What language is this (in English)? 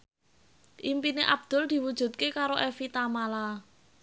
Javanese